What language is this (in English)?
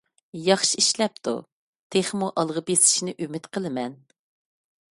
Uyghur